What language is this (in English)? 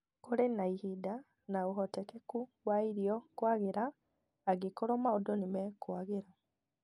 Kikuyu